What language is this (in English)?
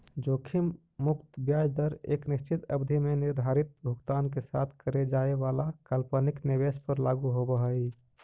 Magahi